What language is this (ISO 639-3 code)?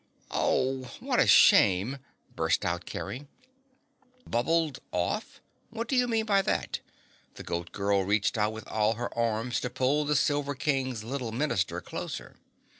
eng